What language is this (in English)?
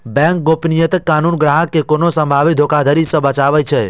Maithili